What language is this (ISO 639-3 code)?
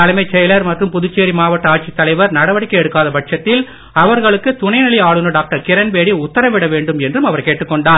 tam